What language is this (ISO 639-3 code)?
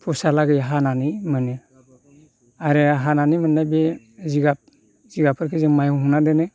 brx